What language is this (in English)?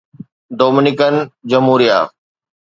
Sindhi